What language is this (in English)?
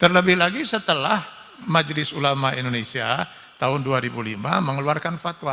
Indonesian